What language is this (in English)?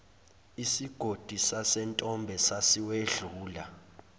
Zulu